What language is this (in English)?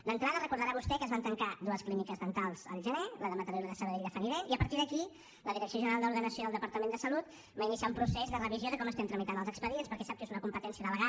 Catalan